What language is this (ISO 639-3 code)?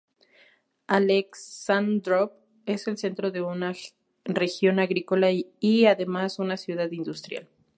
spa